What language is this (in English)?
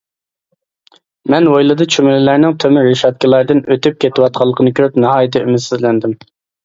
Uyghur